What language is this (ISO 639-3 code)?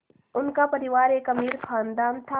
hin